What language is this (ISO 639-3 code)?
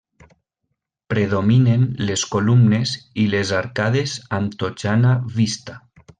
cat